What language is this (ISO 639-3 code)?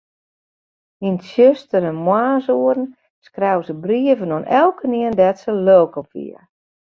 fry